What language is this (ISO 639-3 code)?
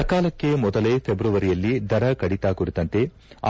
kan